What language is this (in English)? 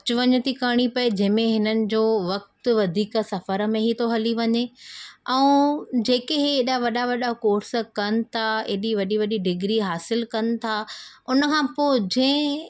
Sindhi